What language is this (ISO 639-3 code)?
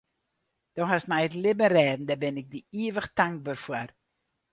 fry